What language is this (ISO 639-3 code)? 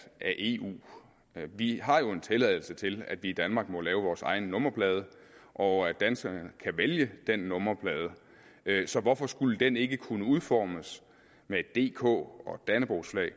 dan